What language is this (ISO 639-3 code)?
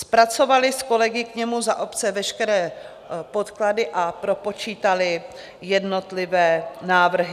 ces